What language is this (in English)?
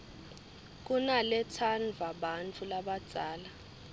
Swati